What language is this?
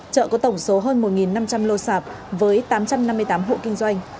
Vietnamese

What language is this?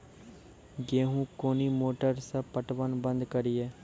Maithili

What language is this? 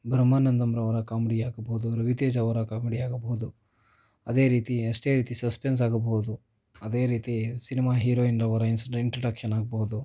Kannada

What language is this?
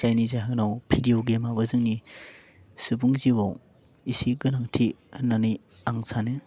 Bodo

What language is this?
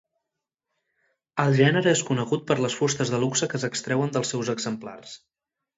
Catalan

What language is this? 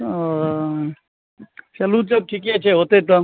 Maithili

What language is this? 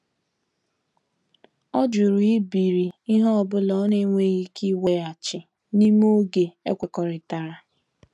Igbo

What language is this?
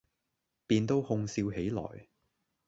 Cantonese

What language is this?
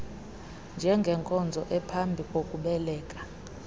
Xhosa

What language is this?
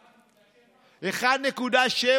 Hebrew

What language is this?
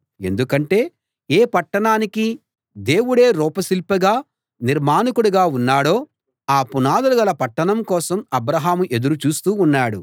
Telugu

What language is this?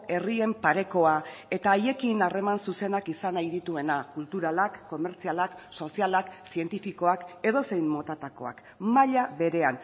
Basque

